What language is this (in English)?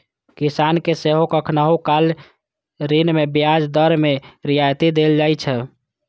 Maithili